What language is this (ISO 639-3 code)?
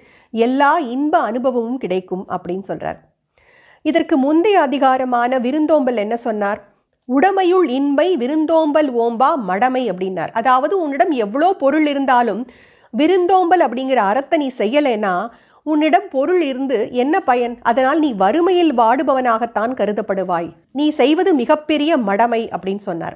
tam